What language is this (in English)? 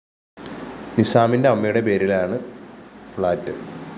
Malayalam